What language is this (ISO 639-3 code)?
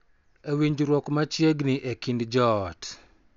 luo